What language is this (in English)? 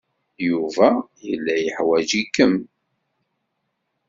Kabyle